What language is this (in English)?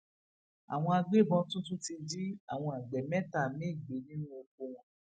Yoruba